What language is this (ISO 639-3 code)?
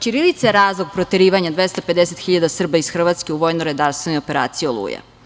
srp